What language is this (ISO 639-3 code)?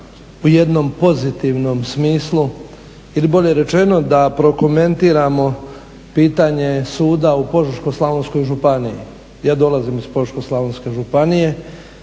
hrv